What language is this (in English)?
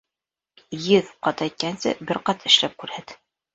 Bashkir